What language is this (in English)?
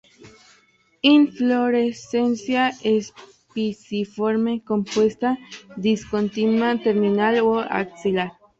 Spanish